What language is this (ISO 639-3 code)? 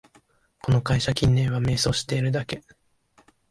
jpn